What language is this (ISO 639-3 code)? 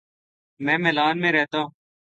urd